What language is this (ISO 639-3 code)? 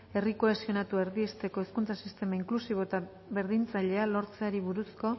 eus